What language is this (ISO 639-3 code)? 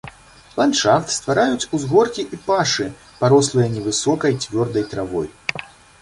bel